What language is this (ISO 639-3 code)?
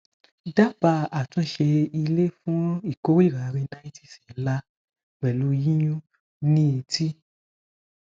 yor